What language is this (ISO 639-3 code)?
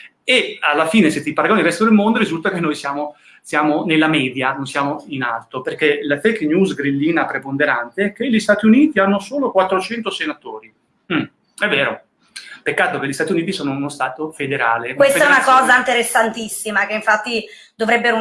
ita